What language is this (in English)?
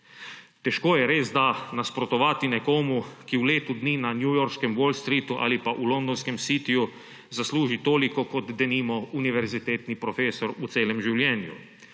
Slovenian